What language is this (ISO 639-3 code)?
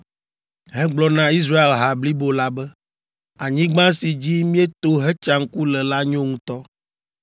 ewe